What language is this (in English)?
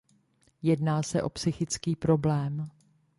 Czech